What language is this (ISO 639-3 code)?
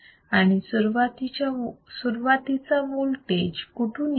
mar